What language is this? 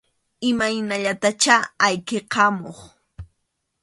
Arequipa-La Unión Quechua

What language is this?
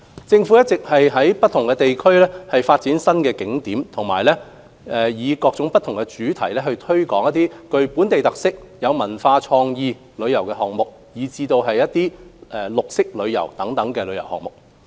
Cantonese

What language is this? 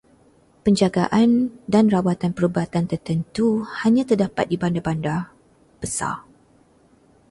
Malay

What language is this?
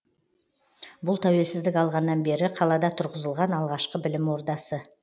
Kazakh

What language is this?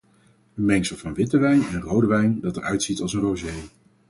Dutch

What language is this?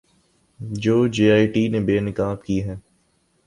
Urdu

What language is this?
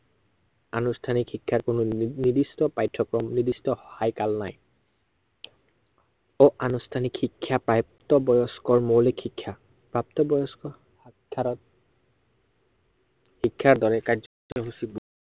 Assamese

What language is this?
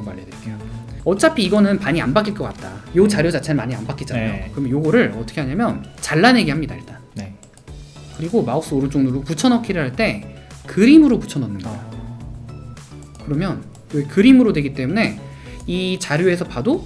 Korean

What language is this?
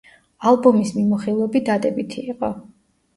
Georgian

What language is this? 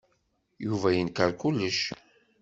Kabyle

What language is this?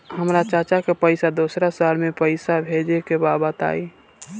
Bhojpuri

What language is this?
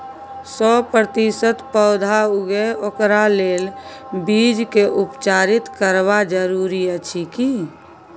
Maithili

